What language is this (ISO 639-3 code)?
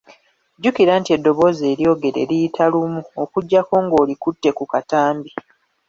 lug